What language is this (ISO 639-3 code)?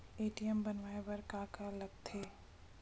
hne